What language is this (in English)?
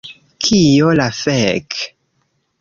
Esperanto